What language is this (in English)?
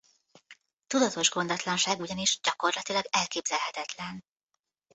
Hungarian